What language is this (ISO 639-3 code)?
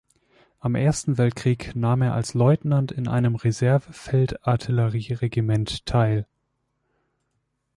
deu